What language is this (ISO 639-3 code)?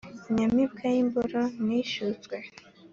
kin